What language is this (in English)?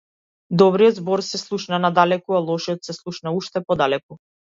Macedonian